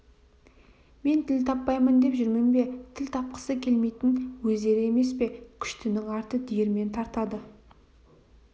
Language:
Kazakh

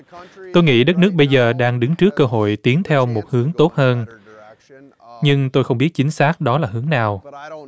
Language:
Vietnamese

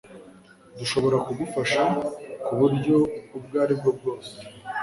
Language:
Kinyarwanda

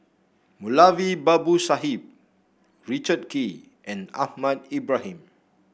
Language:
English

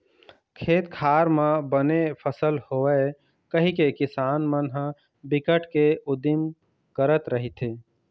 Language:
Chhattisgarhi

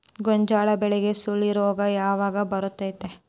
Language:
Kannada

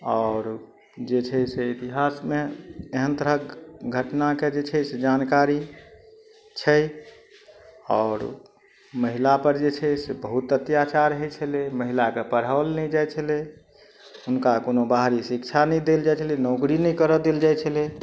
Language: Maithili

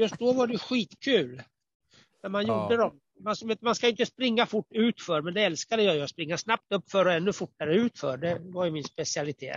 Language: Swedish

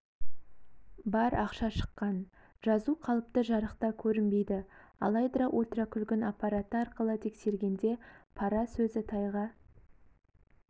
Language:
Kazakh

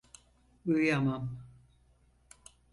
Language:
Turkish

